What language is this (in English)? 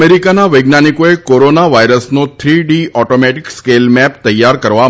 Gujarati